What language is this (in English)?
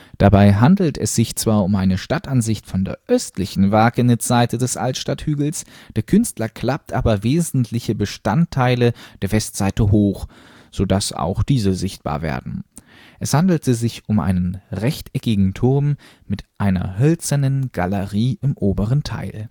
German